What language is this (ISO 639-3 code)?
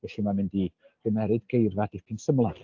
cym